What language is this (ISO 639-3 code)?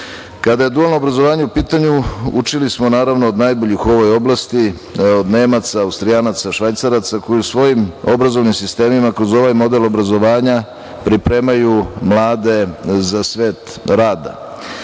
srp